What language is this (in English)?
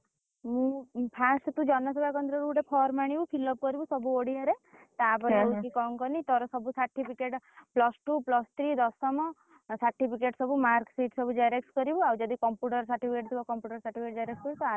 Odia